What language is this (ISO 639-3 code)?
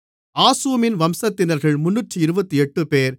tam